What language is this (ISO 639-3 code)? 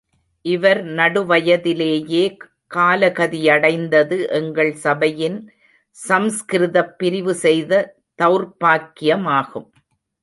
tam